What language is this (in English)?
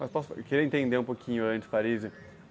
Portuguese